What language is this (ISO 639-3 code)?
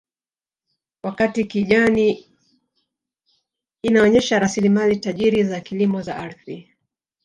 swa